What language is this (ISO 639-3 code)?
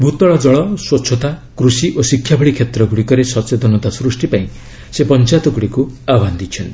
ori